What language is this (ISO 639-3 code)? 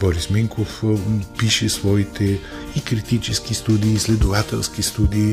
bul